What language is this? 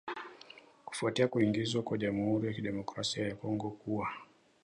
Swahili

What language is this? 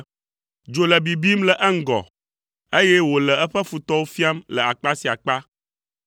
Ewe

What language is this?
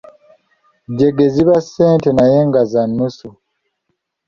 Ganda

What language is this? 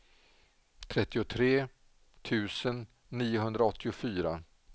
Swedish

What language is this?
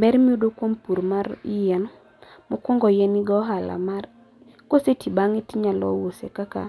Luo (Kenya and Tanzania)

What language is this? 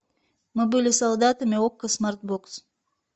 Russian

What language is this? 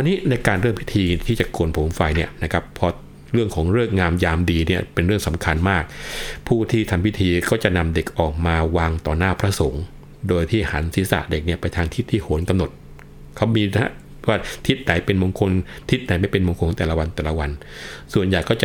Thai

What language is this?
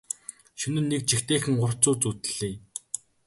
Mongolian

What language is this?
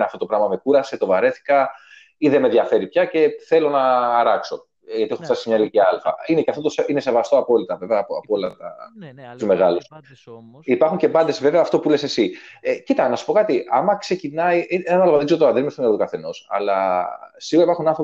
Greek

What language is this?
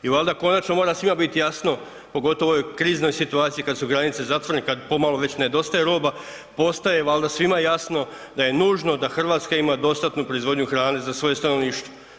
Croatian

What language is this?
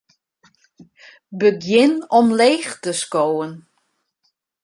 Western Frisian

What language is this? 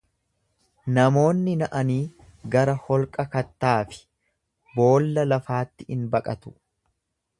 Oromo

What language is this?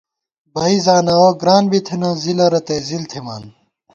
Gawar-Bati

